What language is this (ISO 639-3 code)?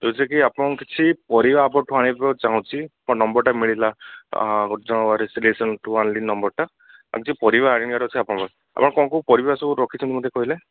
ori